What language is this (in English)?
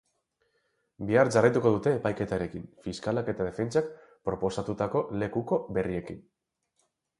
Basque